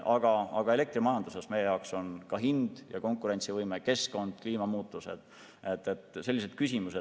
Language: Estonian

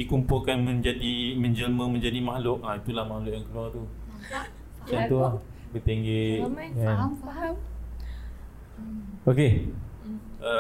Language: Malay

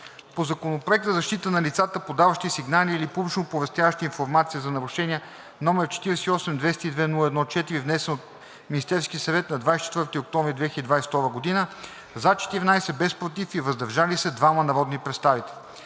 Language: Bulgarian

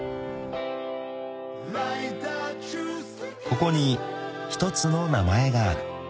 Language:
Japanese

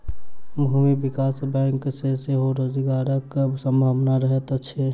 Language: Maithili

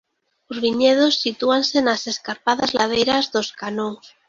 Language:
Galician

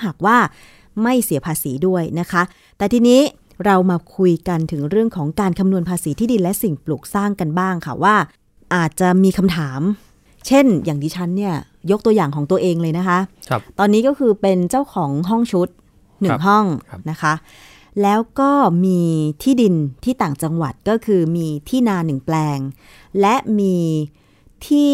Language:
Thai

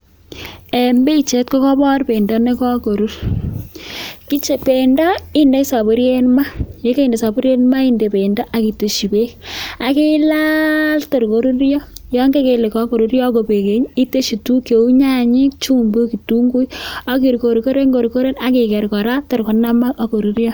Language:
Kalenjin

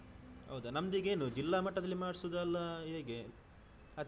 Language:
Kannada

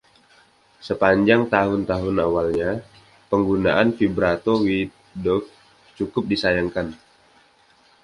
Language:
Indonesian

